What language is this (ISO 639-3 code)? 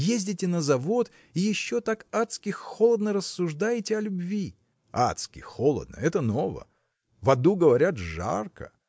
rus